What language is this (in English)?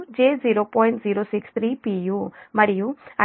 Telugu